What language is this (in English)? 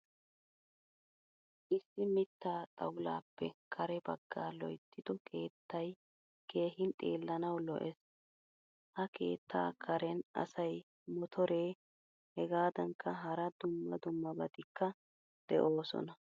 Wolaytta